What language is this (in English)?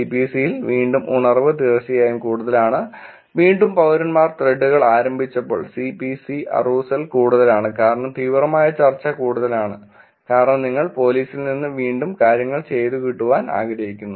Malayalam